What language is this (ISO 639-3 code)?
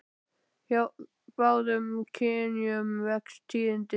isl